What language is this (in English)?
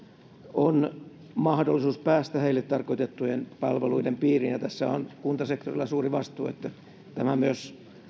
Finnish